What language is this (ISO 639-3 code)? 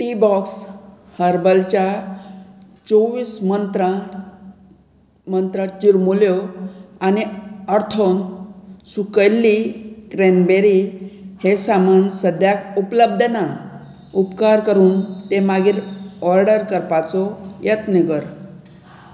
kok